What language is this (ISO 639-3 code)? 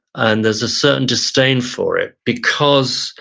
eng